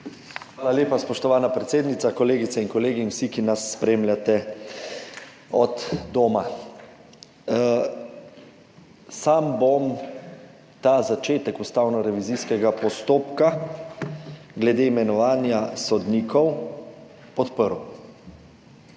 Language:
Slovenian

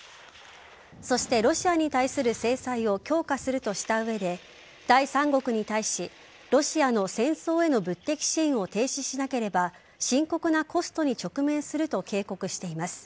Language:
Japanese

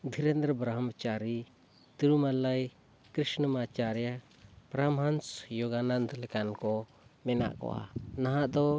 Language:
Santali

